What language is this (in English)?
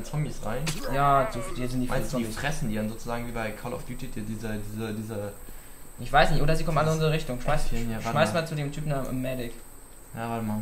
German